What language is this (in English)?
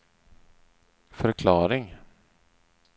Swedish